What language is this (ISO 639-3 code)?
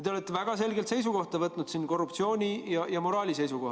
est